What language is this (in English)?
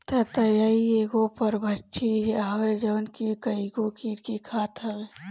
Bhojpuri